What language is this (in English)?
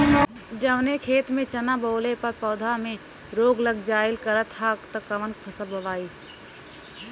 Bhojpuri